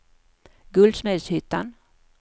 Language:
Swedish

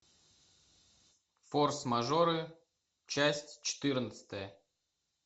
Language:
Russian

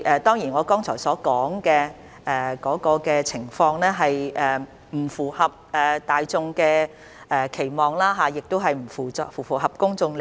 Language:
Cantonese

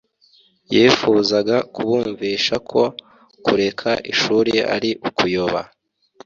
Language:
Kinyarwanda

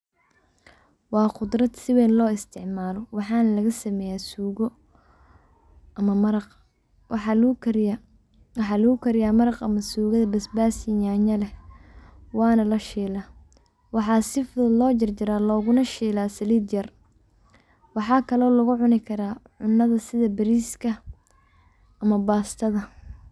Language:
Somali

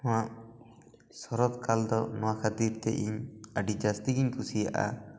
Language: Santali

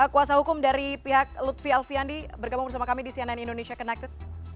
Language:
Indonesian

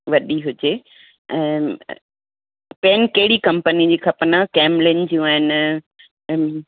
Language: Sindhi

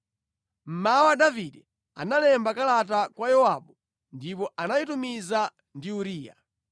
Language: Nyanja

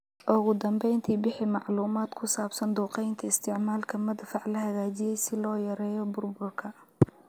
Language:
Somali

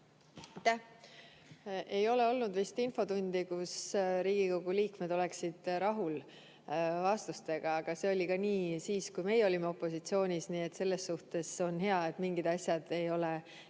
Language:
Estonian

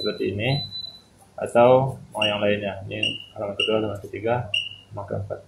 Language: Indonesian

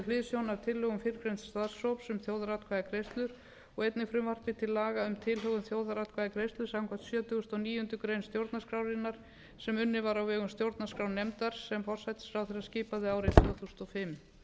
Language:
Icelandic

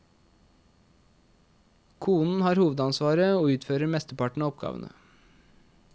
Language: Norwegian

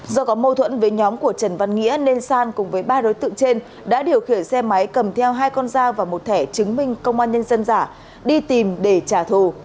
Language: Vietnamese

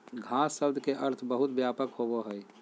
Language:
Magahi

